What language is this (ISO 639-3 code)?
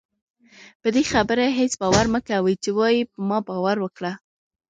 pus